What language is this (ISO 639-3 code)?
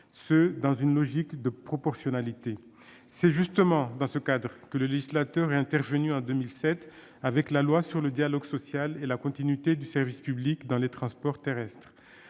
fra